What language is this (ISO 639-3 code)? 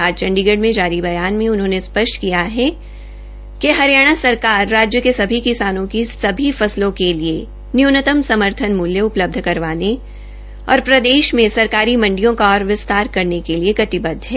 hin